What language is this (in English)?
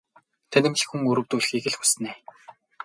Mongolian